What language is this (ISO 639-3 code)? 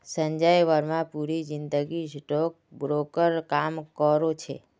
mag